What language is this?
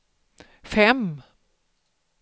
Swedish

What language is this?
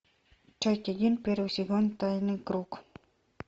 Russian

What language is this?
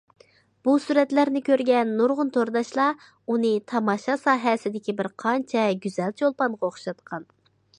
Uyghur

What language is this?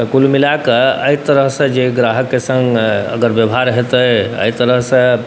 Maithili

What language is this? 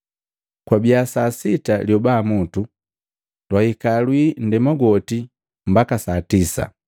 Matengo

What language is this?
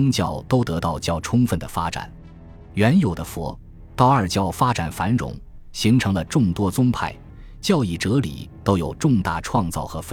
Chinese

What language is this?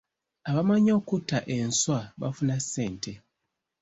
Ganda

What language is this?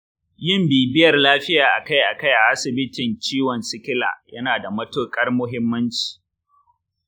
Hausa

